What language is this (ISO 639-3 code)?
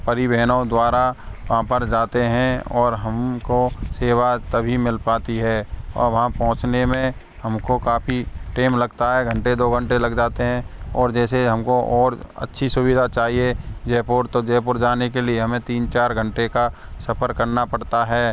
hin